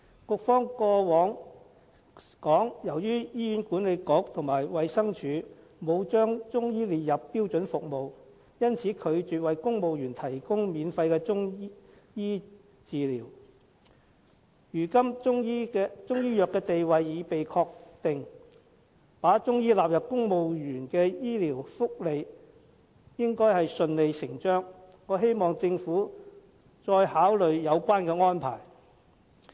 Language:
Cantonese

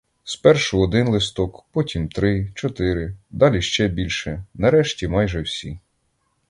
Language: Ukrainian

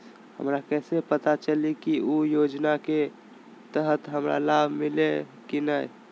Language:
Magahi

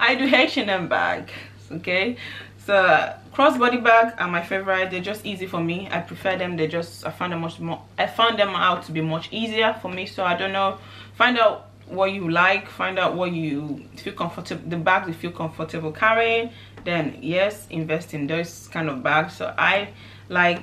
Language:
English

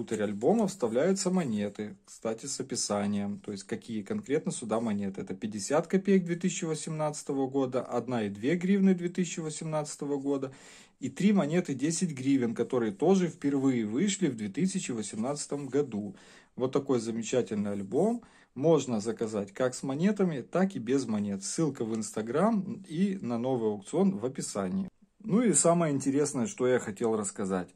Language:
Russian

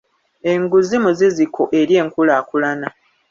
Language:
Ganda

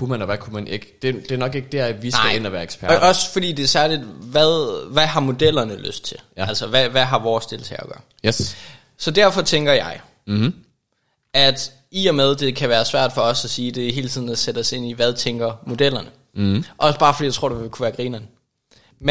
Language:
Danish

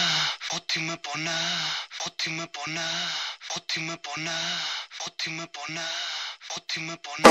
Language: Greek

